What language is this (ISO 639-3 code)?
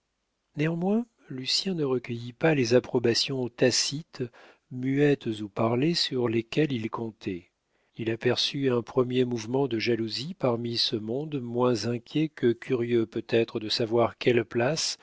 fra